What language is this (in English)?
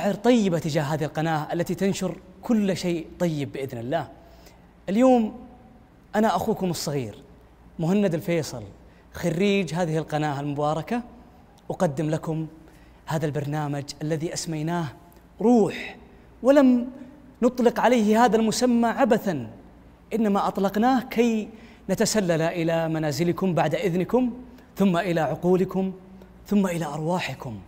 Arabic